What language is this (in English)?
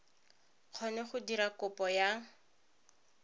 Tswana